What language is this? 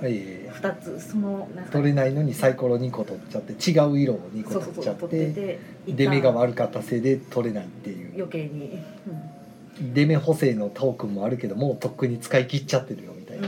Japanese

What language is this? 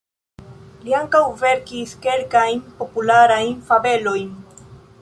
Esperanto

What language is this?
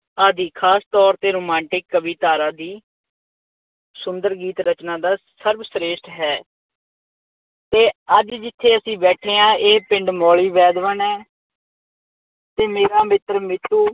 Punjabi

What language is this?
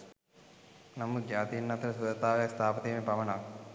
Sinhala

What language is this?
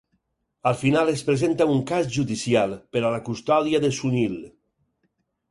Catalan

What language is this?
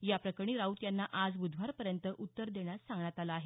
Marathi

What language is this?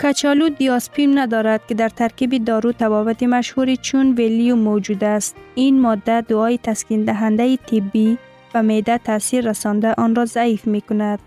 Persian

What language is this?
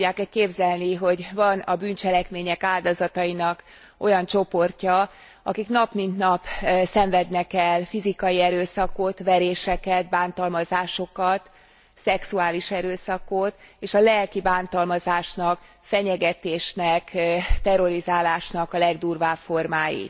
Hungarian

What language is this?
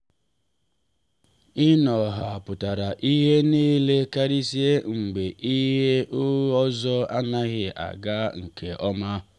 Igbo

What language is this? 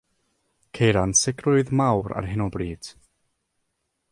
Welsh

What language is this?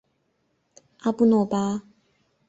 Chinese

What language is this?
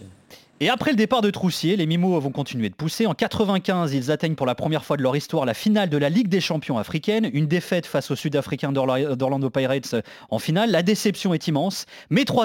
French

